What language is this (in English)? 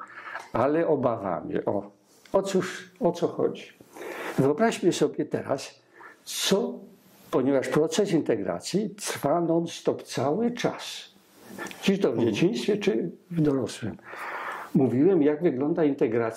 Polish